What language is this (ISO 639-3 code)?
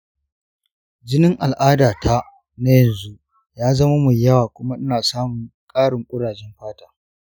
hau